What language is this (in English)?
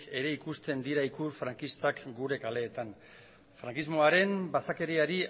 Basque